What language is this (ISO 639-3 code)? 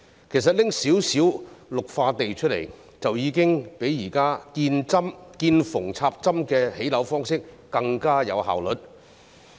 yue